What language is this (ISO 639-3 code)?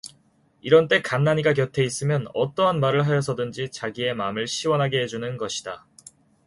kor